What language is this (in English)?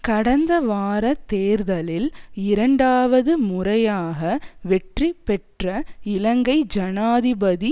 Tamil